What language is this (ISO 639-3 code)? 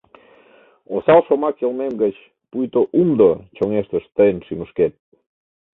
chm